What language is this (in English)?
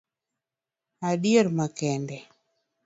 Luo (Kenya and Tanzania)